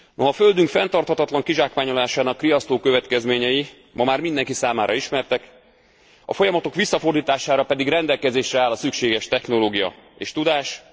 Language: Hungarian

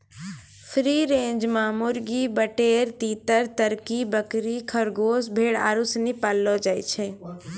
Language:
Maithili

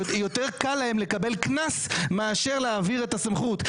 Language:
Hebrew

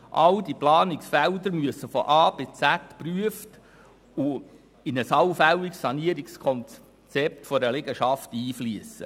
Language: Swiss German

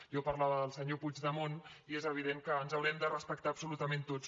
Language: Catalan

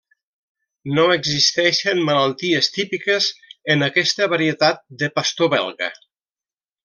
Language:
Catalan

